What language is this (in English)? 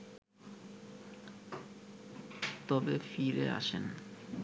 Bangla